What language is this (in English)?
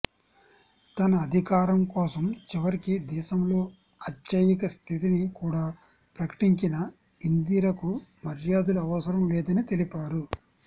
Telugu